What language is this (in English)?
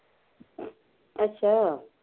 Punjabi